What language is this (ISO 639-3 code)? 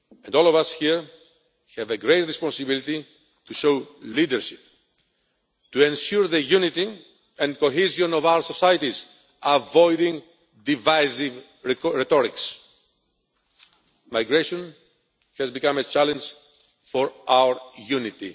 eng